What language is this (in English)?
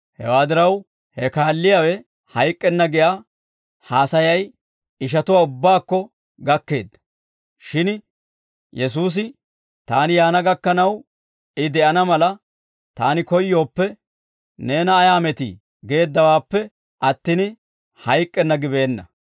Dawro